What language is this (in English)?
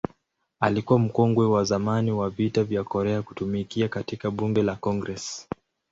Swahili